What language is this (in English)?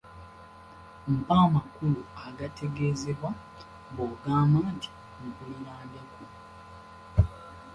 Ganda